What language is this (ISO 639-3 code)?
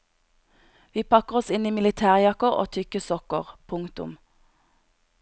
nor